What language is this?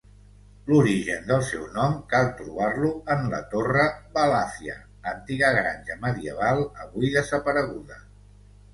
Catalan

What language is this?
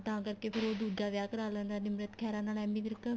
Punjabi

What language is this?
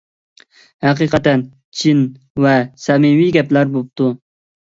Uyghur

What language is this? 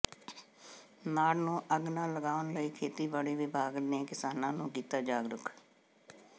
Punjabi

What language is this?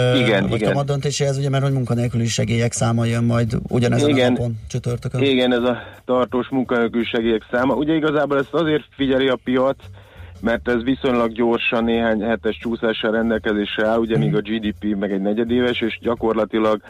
Hungarian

